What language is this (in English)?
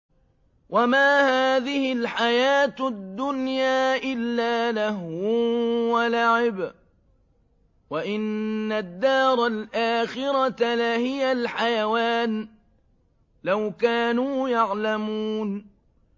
Arabic